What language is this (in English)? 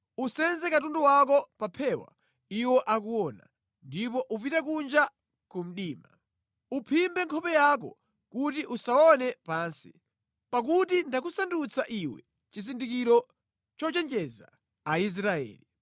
Nyanja